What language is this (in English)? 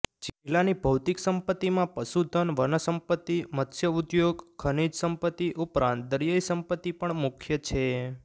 Gujarati